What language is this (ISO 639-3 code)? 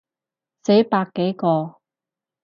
yue